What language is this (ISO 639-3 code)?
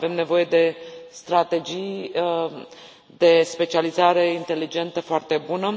ron